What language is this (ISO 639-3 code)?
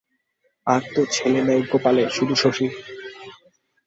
ben